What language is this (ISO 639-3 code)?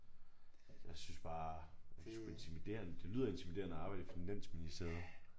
dan